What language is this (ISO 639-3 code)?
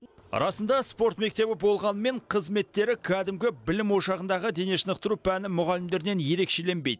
kaz